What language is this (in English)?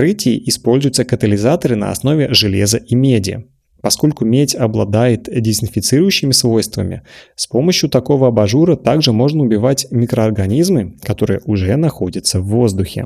Russian